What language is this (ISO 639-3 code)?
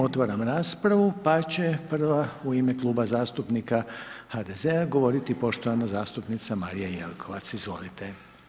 hrv